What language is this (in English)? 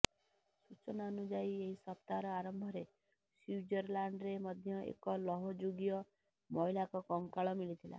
Odia